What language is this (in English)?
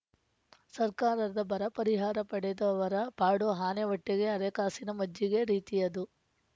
Kannada